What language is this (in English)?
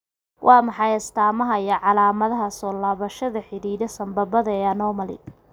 Somali